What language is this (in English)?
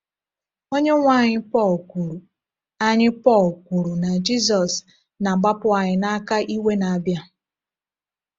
Igbo